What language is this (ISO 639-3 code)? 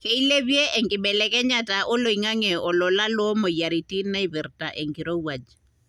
mas